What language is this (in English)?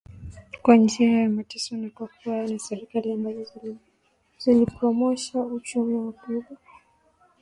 Swahili